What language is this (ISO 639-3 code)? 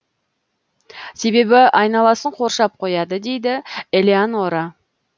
kaz